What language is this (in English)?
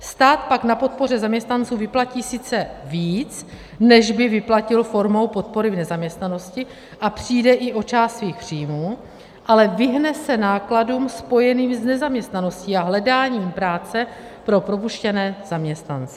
Czech